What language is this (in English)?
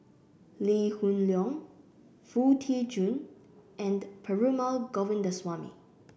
English